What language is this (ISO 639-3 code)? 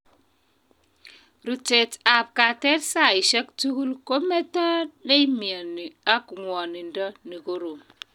kln